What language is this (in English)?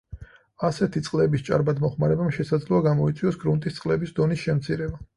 Georgian